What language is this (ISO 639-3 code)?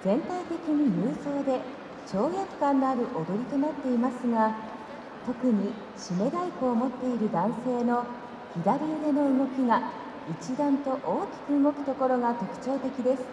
jpn